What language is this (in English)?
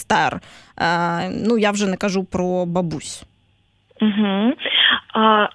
Ukrainian